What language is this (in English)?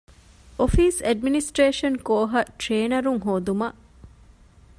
Divehi